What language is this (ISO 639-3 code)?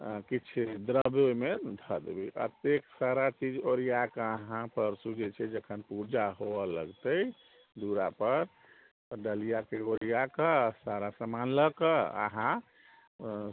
mai